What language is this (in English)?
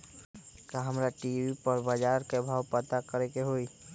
Magahi